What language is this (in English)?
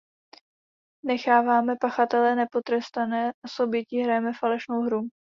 Czech